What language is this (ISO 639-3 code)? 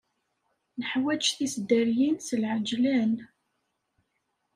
kab